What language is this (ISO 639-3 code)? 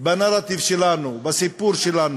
heb